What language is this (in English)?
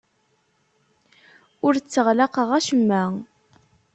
Kabyle